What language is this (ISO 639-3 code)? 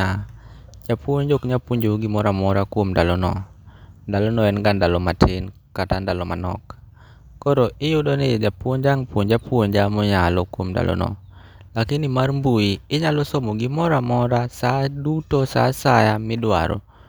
luo